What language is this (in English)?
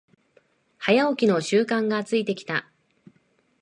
Japanese